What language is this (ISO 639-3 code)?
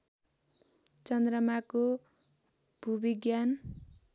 nep